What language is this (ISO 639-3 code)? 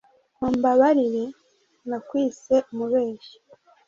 kin